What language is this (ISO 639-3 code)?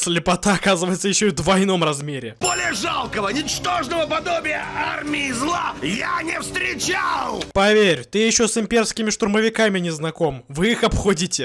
rus